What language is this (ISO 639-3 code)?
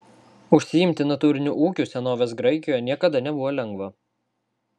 lit